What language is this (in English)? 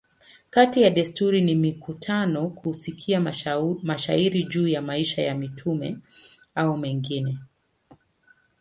Swahili